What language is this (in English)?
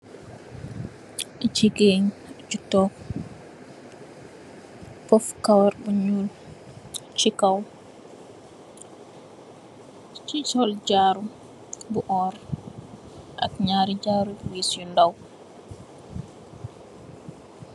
Wolof